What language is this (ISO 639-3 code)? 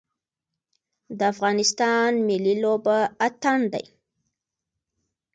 pus